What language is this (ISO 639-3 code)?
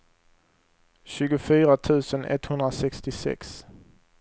swe